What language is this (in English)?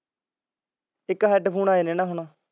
Punjabi